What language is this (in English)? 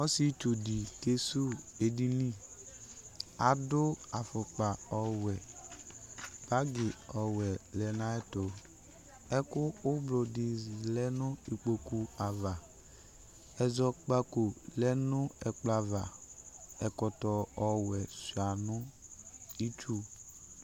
Ikposo